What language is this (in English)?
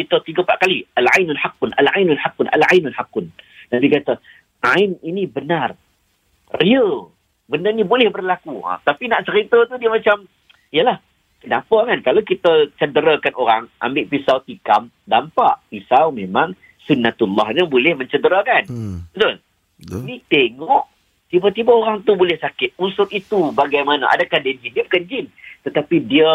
Malay